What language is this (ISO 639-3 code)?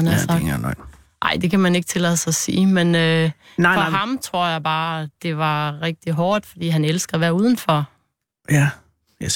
dan